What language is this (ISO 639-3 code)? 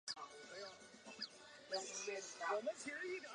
zho